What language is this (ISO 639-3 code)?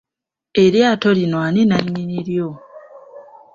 lug